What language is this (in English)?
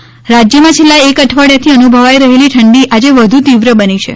Gujarati